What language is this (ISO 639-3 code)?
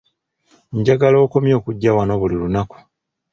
lug